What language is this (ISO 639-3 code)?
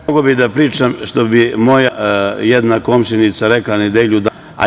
srp